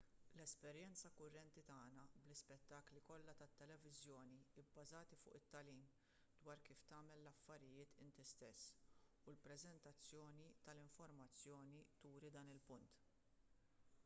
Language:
Maltese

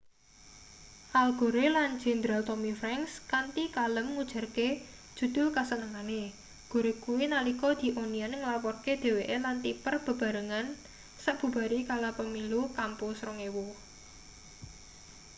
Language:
Javanese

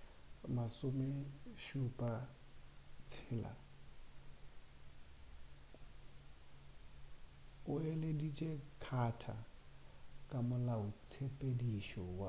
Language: Northern Sotho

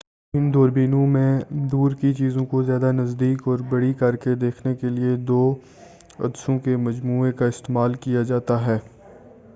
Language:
Urdu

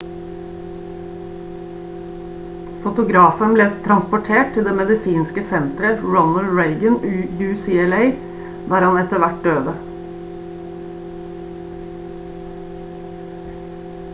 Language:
Norwegian Bokmål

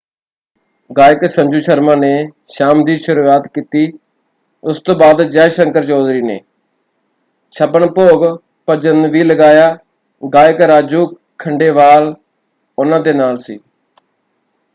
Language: Punjabi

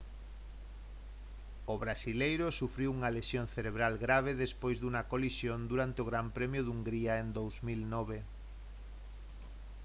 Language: Galician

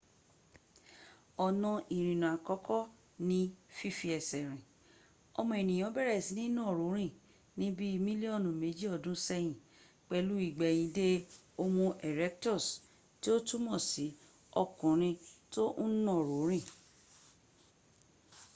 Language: Yoruba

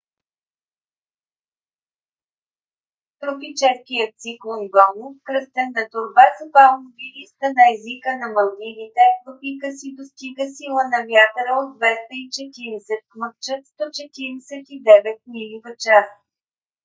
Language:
Bulgarian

